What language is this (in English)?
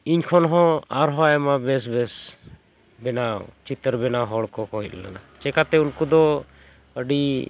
Santali